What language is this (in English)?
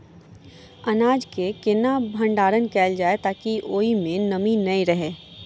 Maithili